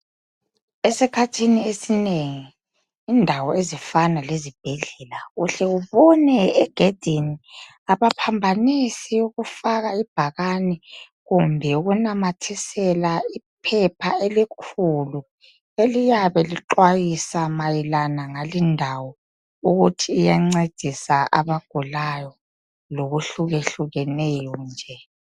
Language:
North Ndebele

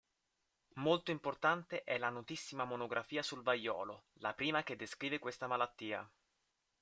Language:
Italian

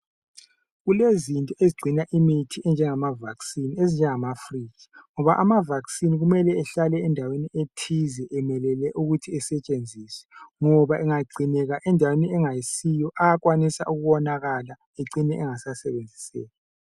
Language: North Ndebele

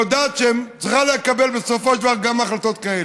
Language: Hebrew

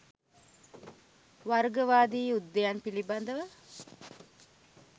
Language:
Sinhala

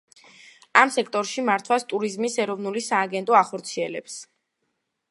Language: Georgian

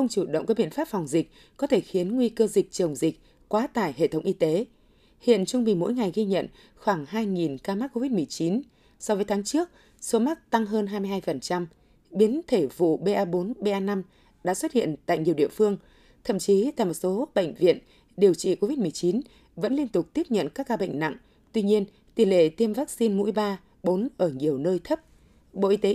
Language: Vietnamese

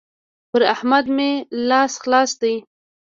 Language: Pashto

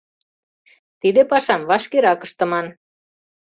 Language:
Mari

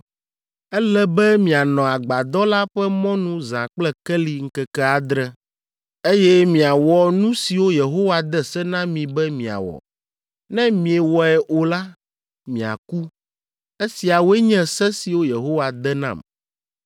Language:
Ewe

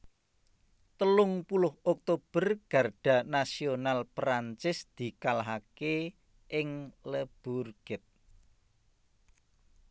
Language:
Javanese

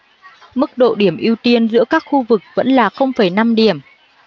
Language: Vietnamese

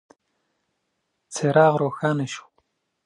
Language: Pashto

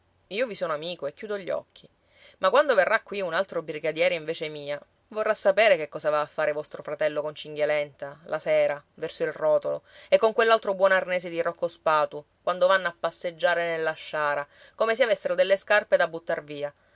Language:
Italian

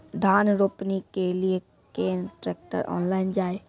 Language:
Maithili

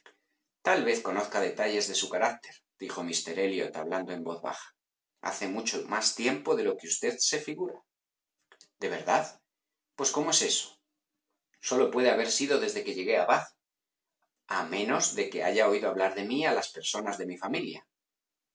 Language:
Spanish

